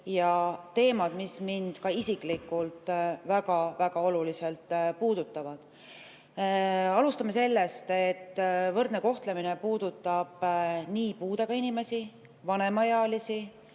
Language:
Estonian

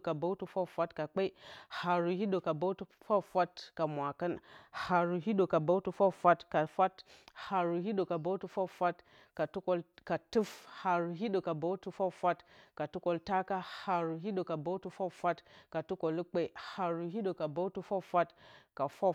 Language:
Bacama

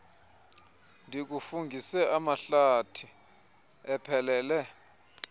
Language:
Xhosa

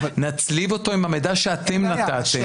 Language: Hebrew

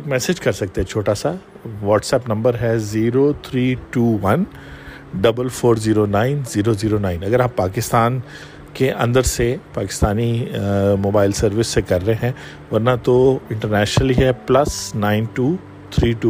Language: Urdu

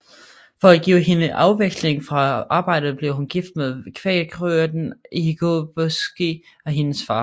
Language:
Danish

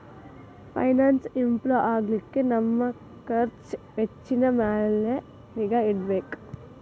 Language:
Kannada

